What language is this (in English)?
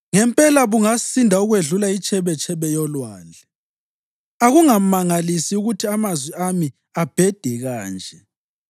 North Ndebele